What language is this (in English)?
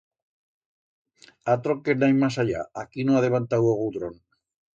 Aragonese